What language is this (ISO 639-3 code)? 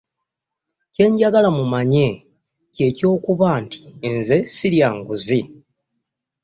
lug